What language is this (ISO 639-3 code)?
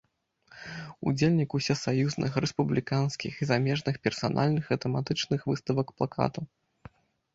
bel